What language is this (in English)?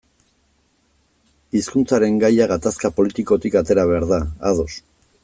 Basque